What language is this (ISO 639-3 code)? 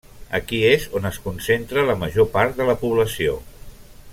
cat